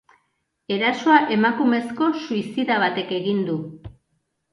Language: Basque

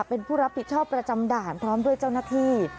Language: Thai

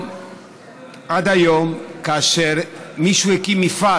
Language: Hebrew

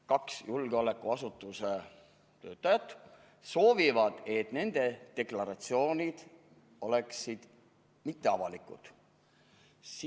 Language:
Estonian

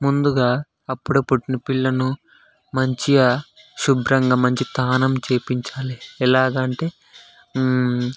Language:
Telugu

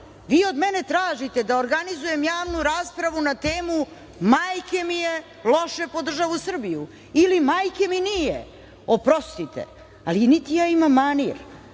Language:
Serbian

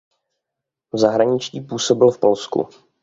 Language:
Czech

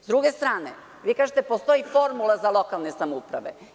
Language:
Serbian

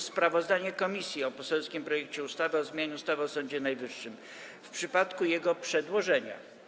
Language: Polish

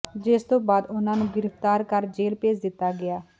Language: Punjabi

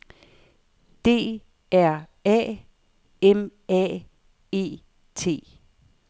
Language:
Danish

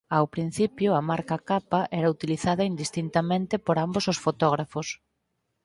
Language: Galician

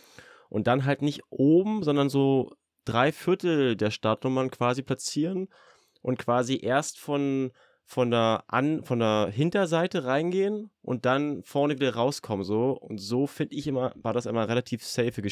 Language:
German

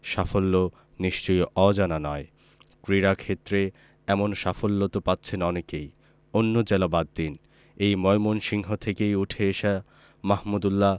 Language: Bangla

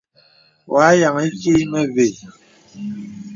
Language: Bebele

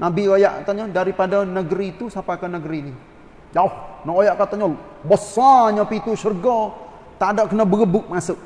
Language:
Malay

